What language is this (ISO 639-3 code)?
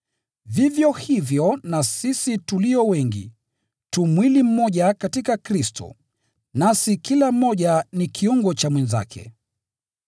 swa